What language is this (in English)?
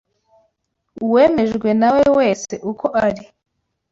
Kinyarwanda